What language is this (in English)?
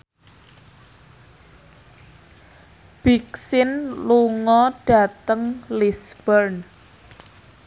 Javanese